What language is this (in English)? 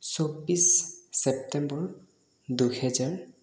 Assamese